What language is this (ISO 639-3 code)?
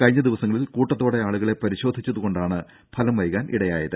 mal